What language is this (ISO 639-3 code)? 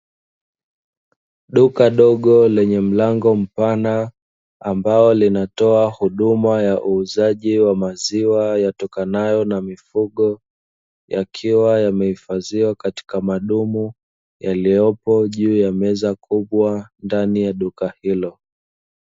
swa